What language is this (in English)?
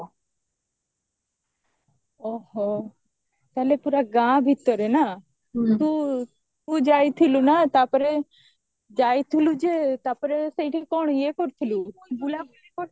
Odia